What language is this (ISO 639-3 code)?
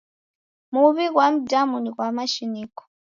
dav